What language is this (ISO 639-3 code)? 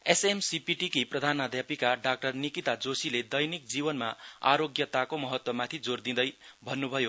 nep